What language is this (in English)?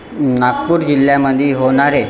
Marathi